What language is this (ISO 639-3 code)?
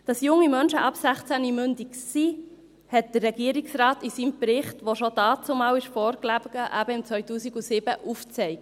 gsw